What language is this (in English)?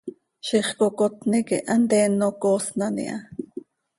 Seri